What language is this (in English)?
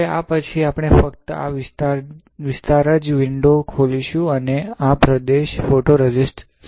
Gujarati